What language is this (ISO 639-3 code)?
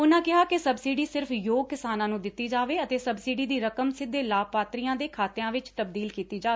pan